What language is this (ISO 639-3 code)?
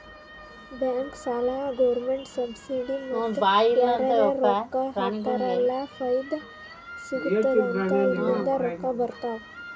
kan